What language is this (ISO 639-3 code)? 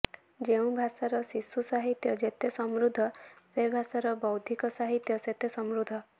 ori